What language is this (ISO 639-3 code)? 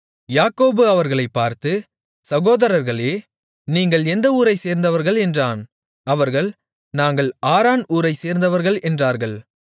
tam